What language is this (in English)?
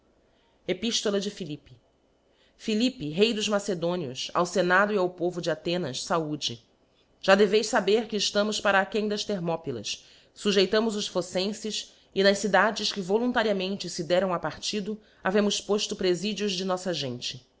Portuguese